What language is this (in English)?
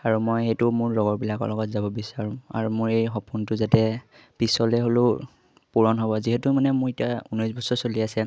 Assamese